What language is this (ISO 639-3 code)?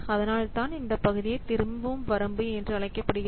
tam